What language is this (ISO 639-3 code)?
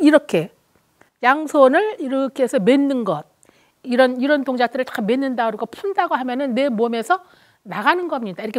kor